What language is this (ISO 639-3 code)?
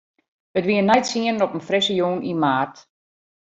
fry